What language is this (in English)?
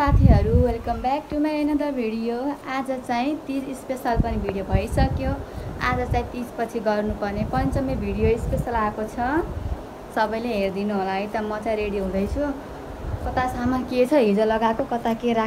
Thai